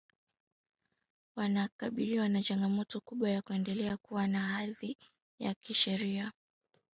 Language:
Swahili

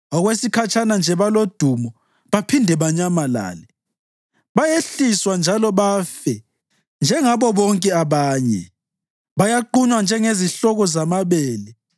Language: North Ndebele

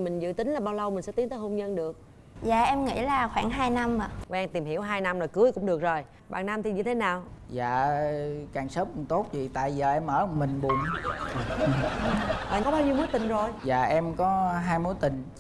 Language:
Vietnamese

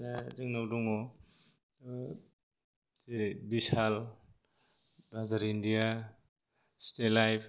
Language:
Bodo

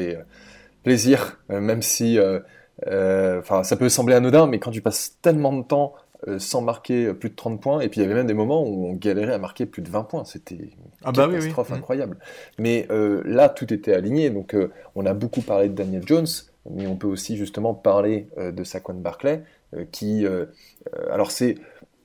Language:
French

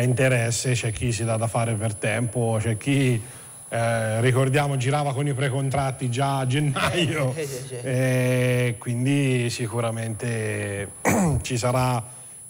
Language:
Italian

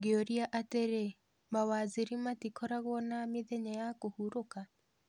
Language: Kikuyu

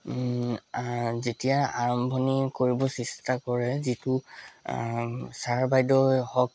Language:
Assamese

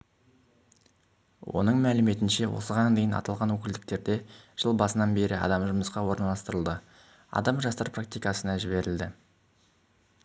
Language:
Kazakh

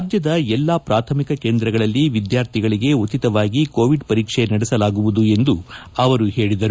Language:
Kannada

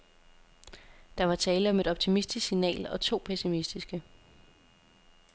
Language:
Danish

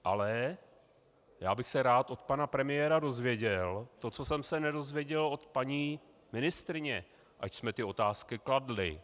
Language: Czech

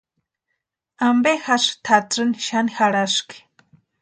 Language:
Western Highland Purepecha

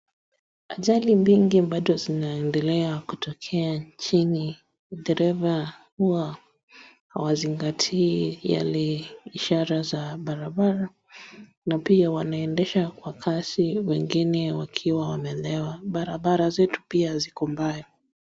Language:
Swahili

